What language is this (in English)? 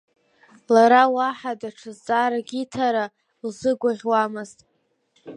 Abkhazian